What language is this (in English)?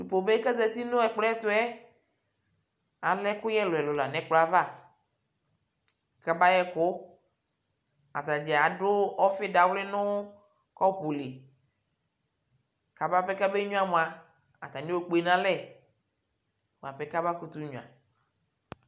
Ikposo